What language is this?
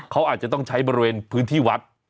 Thai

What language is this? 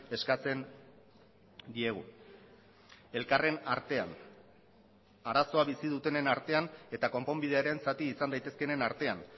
Basque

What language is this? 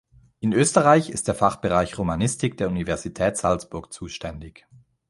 German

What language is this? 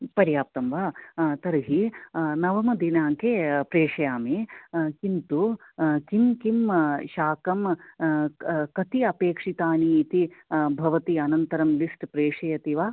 Sanskrit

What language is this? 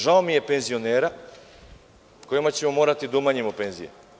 Serbian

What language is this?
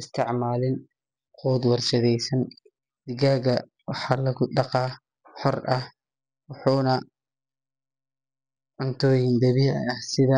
Somali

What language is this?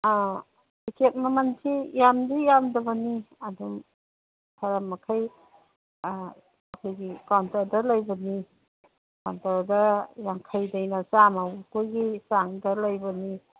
Manipuri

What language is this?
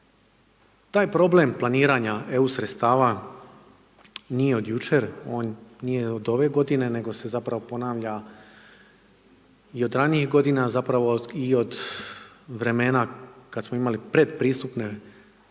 Croatian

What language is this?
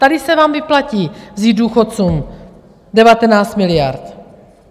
Czech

